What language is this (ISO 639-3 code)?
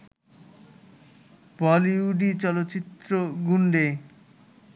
ben